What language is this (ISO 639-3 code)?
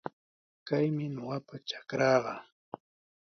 qws